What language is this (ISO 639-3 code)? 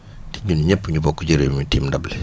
wol